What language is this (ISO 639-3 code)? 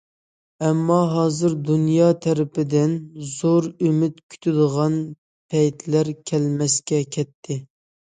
uig